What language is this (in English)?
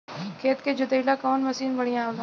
Bhojpuri